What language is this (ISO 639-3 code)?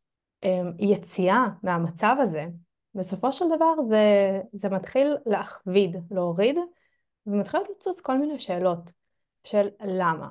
heb